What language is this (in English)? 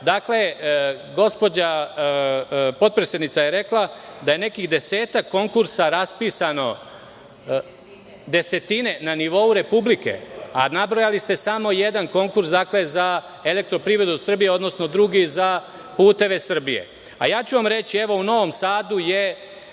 Serbian